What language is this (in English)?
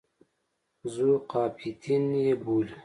Pashto